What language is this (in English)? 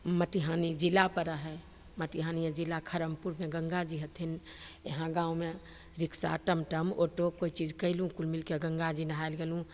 Maithili